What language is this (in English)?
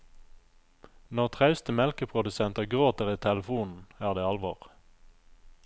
Norwegian